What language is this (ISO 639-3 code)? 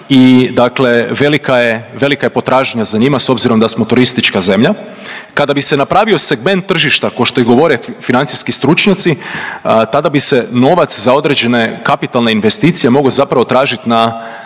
hrv